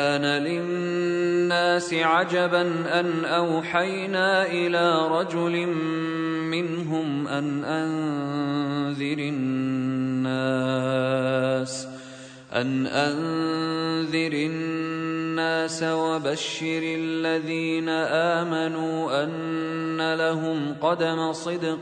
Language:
Arabic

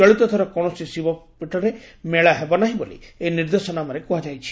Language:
Odia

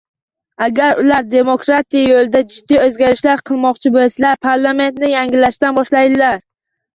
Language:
Uzbek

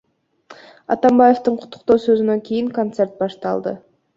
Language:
Kyrgyz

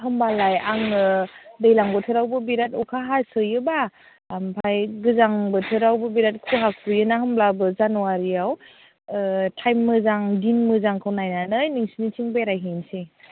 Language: Bodo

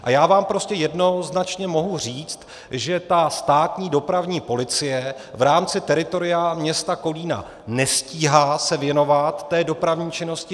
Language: Czech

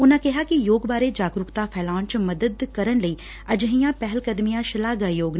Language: Punjabi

